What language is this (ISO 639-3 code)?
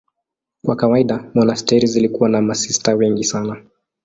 swa